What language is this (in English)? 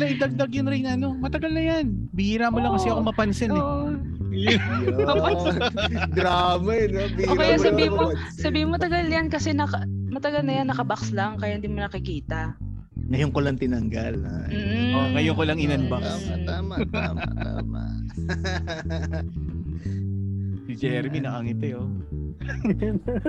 Filipino